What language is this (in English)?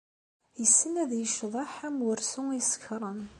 Kabyle